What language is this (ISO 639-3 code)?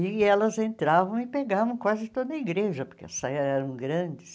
por